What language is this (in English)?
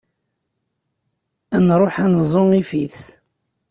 Kabyle